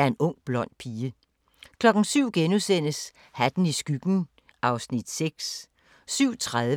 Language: Danish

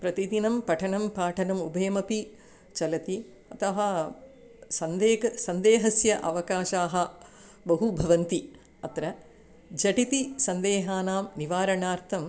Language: Sanskrit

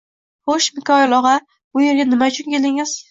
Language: Uzbek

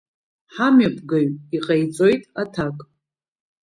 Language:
Abkhazian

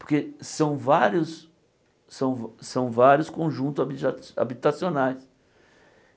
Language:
Portuguese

